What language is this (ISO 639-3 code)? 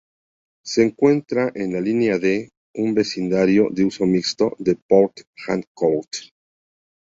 spa